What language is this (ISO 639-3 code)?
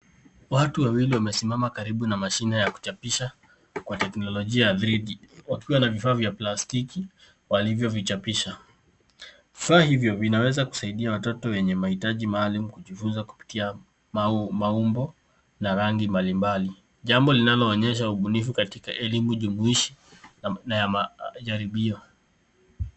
swa